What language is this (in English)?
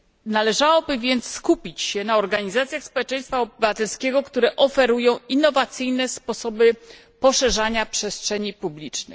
Polish